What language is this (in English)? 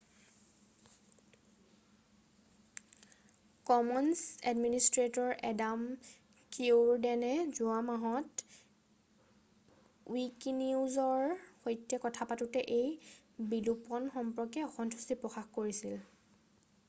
Assamese